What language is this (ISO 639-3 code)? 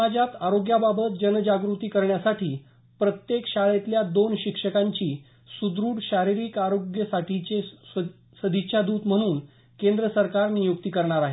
mar